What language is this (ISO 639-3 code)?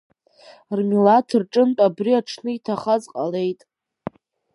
abk